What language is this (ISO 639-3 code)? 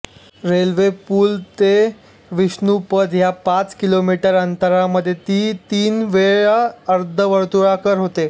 mar